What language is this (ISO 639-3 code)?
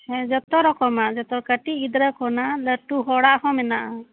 sat